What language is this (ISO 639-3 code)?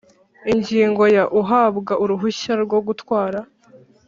kin